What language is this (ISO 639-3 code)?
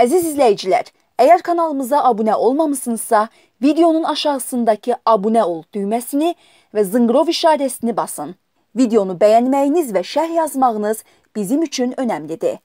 tur